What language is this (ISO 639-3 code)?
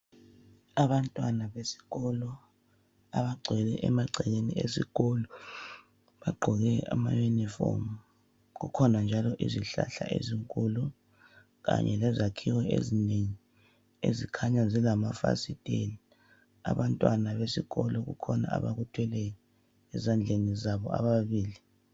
nde